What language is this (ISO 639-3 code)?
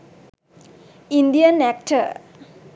sin